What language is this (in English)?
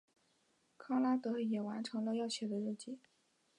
Chinese